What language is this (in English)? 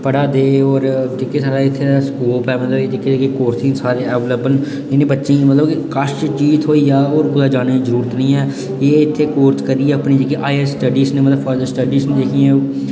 Dogri